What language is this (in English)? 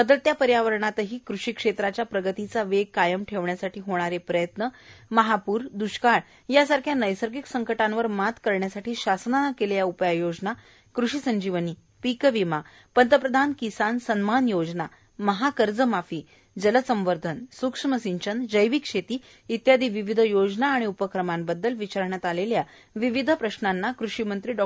Marathi